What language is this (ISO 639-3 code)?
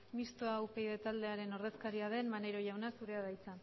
eus